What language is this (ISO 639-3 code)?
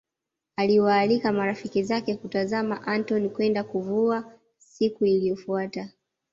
swa